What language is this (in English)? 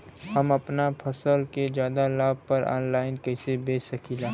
Bhojpuri